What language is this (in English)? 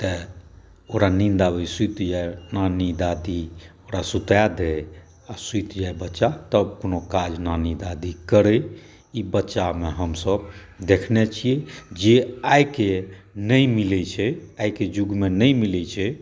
Maithili